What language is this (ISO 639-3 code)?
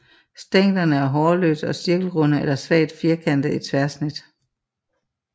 dan